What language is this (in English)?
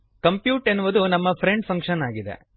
Kannada